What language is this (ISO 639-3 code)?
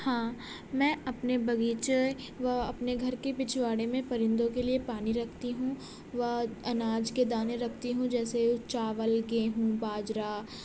urd